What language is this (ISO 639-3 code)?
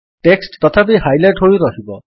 ori